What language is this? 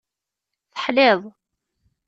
Kabyle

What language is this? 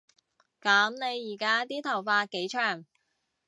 Cantonese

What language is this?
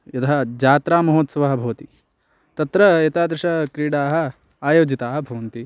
Sanskrit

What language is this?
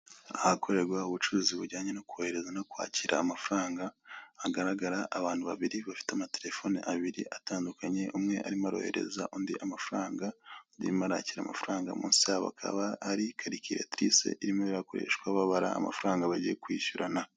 Kinyarwanda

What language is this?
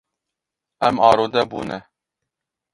Kurdish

